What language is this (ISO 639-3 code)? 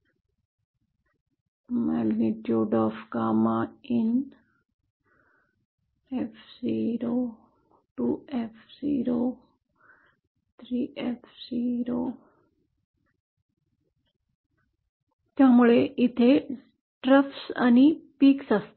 mar